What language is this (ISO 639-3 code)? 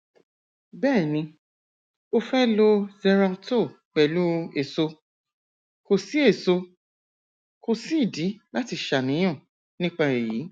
yor